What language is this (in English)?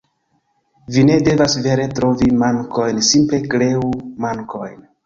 Esperanto